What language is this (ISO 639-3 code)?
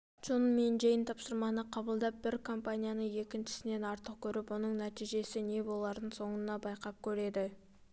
kaz